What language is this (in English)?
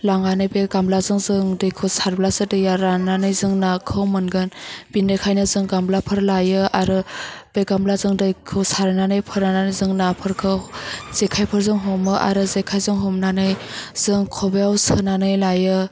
Bodo